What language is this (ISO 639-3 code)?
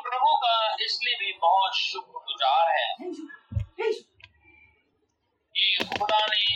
hin